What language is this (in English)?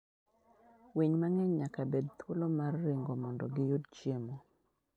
Luo (Kenya and Tanzania)